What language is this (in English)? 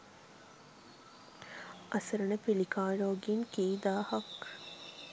Sinhala